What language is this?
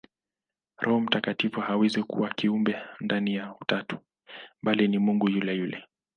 Swahili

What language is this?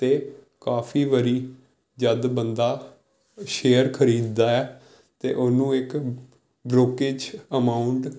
Punjabi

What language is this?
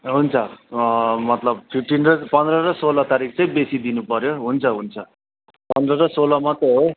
Nepali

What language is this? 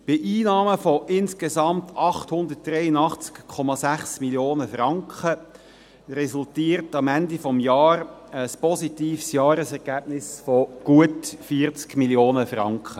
Swiss German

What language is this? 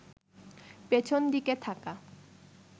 Bangla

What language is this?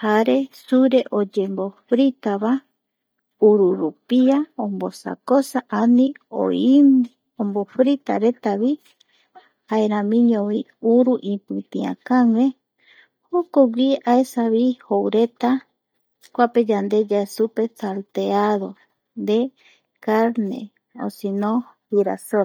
Eastern Bolivian Guaraní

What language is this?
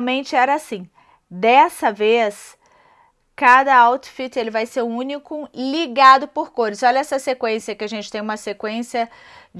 Portuguese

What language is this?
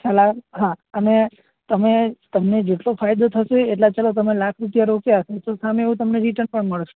Gujarati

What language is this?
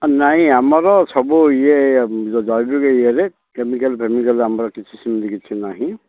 Odia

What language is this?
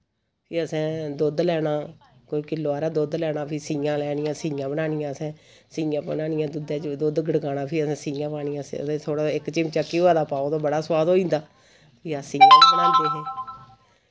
Dogri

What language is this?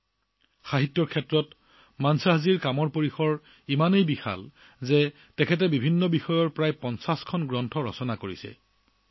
Assamese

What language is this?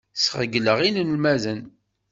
Kabyle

